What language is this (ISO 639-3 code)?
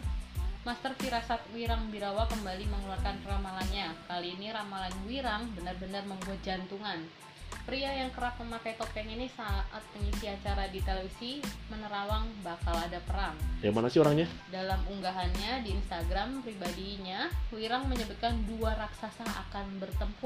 ind